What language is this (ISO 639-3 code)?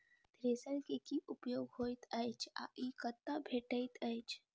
mai